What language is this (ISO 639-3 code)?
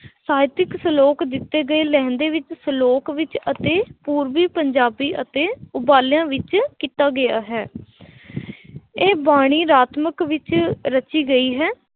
pan